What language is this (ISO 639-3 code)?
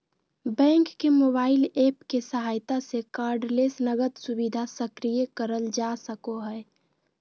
mag